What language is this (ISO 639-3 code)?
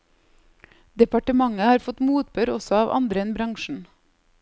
nor